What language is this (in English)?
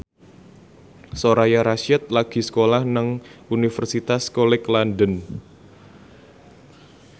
Javanese